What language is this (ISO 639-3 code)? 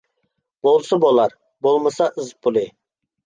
uig